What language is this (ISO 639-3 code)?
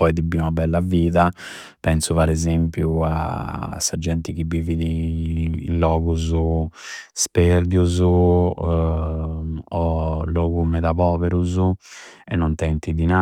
sro